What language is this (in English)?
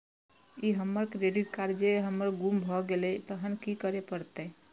Maithili